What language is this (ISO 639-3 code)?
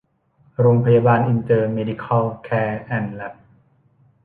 tha